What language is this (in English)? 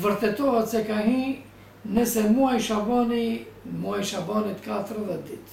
Romanian